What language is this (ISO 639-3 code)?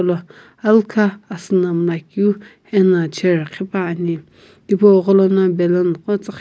nsm